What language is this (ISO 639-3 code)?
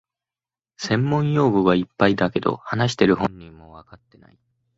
jpn